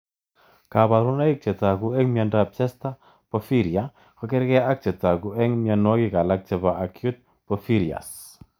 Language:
Kalenjin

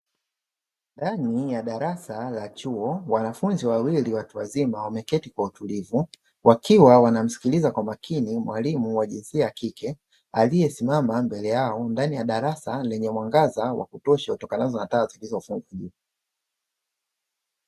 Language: Swahili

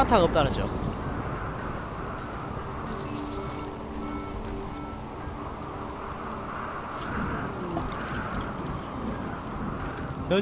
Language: Korean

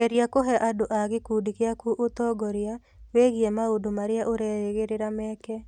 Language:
Kikuyu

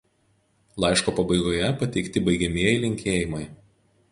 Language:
Lithuanian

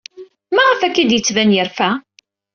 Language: Kabyle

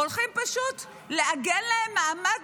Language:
Hebrew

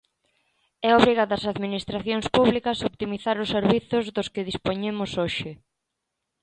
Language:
Galician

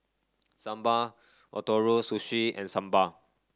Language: English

